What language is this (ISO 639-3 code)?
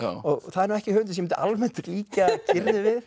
isl